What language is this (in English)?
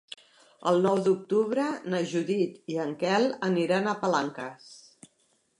Catalan